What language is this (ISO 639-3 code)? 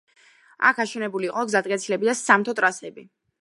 kat